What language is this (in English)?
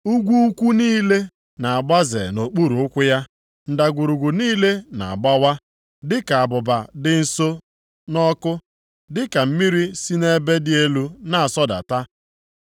Igbo